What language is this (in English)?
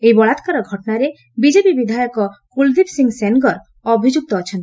Odia